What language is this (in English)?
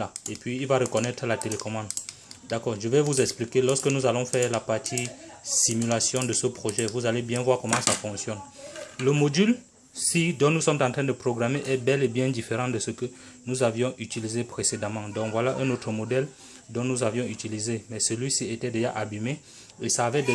French